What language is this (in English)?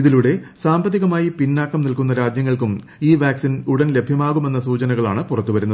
Malayalam